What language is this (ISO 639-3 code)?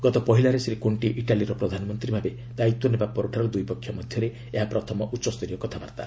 ori